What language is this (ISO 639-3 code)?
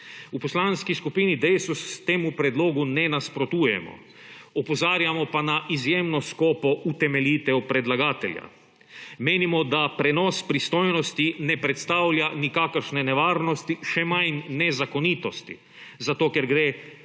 slv